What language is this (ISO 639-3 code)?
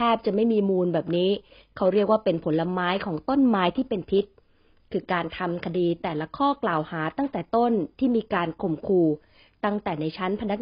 tha